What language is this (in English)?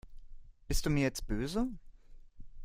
German